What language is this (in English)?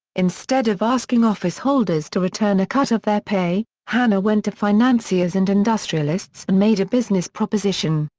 English